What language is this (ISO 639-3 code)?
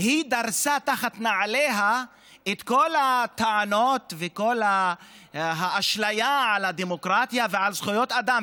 heb